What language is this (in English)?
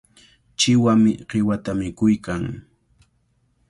Cajatambo North Lima Quechua